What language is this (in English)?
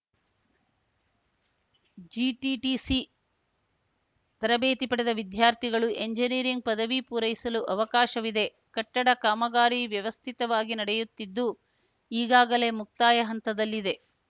Kannada